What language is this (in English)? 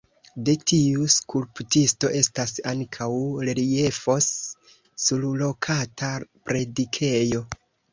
Esperanto